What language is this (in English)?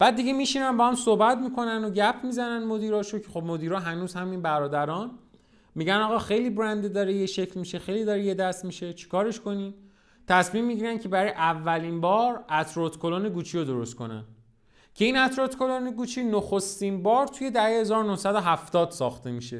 Persian